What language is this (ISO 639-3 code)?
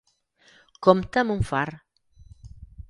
cat